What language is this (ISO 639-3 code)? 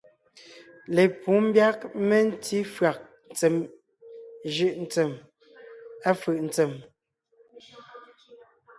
nnh